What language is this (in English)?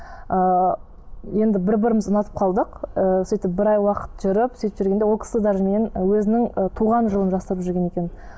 Kazakh